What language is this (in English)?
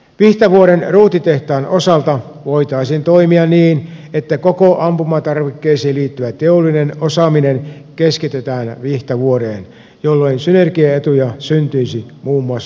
Finnish